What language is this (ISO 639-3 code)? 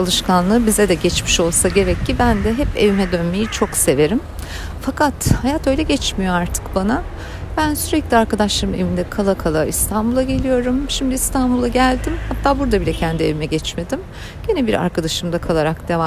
tur